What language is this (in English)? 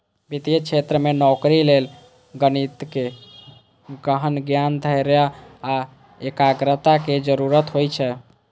Maithili